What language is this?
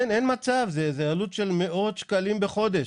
Hebrew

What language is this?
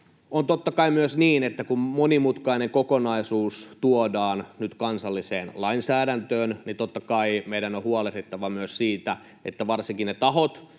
Finnish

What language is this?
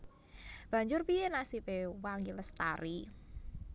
Javanese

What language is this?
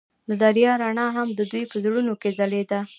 Pashto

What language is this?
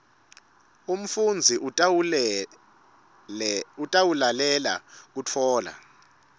Swati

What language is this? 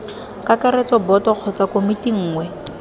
Tswana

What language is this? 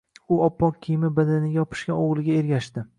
Uzbek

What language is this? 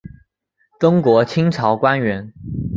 Chinese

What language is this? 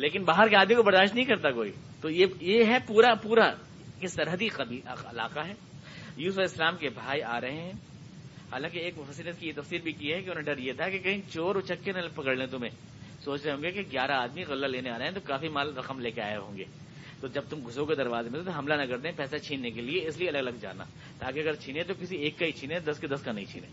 Urdu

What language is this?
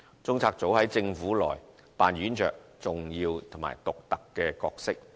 Cantonese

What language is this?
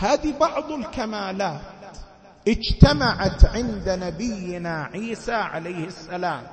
Arabic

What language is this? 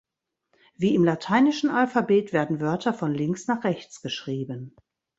German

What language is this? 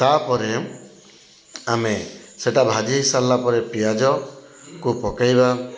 Odia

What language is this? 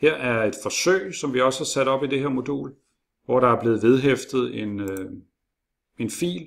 Danish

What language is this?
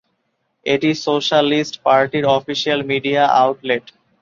Bangla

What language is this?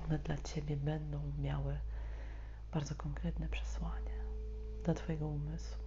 Polish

